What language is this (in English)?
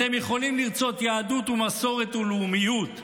Hebrew